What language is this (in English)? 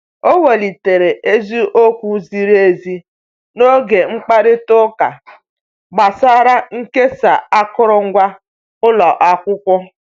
Igbo